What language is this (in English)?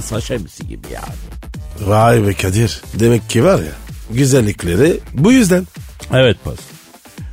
Turkish